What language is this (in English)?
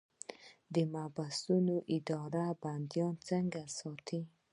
Pashto